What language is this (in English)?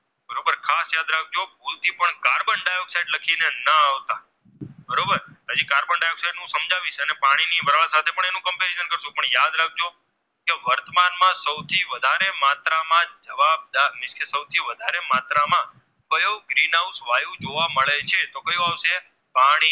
Gujarati